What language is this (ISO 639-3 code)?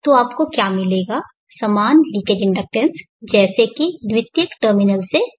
hin